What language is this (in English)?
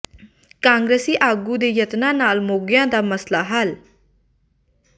Punjabi